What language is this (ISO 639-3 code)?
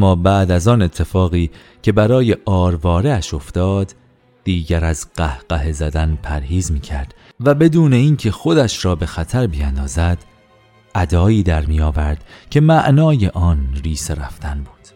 fas